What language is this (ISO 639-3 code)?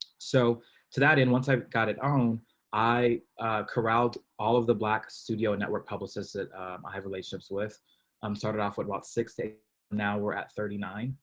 eng